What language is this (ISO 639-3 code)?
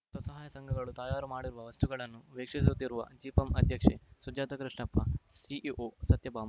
kan